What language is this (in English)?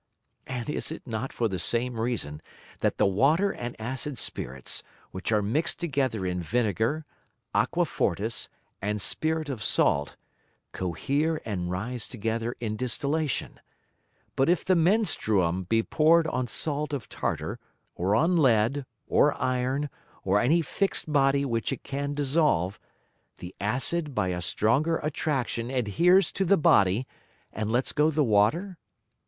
English